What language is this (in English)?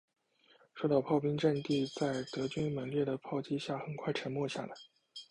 Chinese